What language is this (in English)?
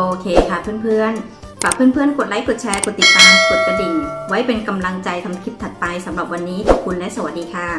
Thai